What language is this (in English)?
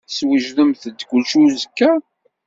Kabyle